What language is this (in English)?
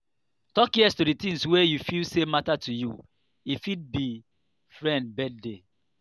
Nigerian Pidgin